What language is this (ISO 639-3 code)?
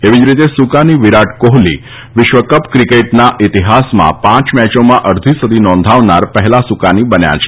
guj